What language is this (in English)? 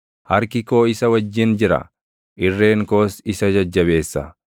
Oromo